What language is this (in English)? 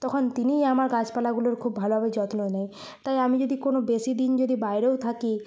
Bangla